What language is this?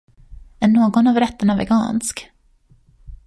Swedish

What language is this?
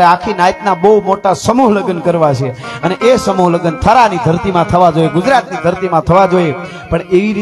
Gujarati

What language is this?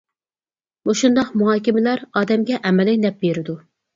Uyghur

